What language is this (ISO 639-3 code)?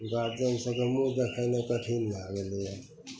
mai